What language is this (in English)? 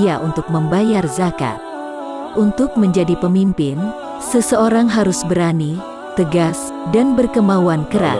Indonesian